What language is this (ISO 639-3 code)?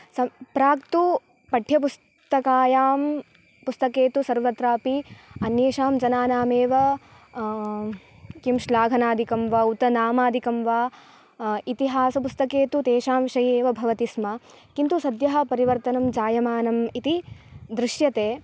san